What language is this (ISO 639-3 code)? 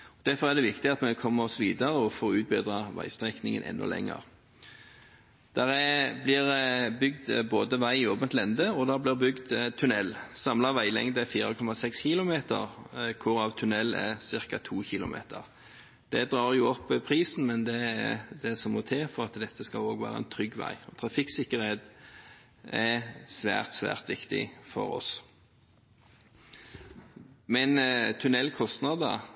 nob